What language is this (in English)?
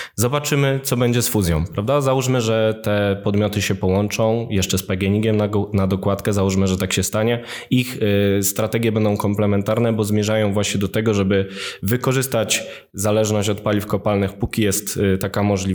Polish